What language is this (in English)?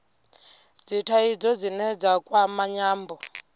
Venda